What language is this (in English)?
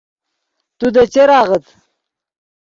Yidgha